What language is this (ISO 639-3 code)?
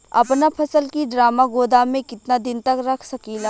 bho